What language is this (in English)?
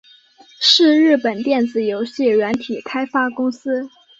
Chinese